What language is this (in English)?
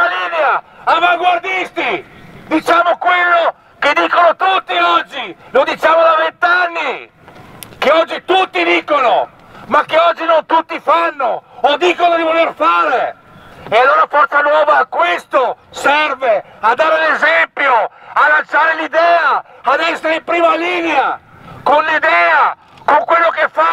Italian